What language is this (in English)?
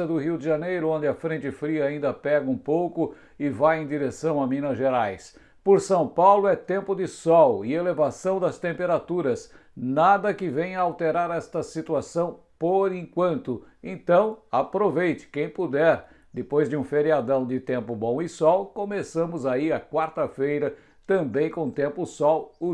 Portuguese